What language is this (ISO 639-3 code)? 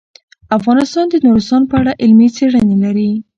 pus